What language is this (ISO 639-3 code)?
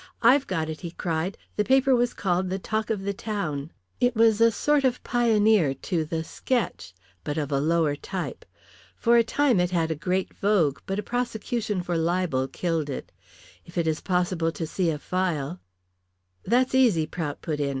eng